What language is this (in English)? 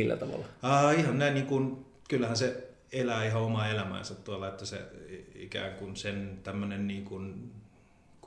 Finnish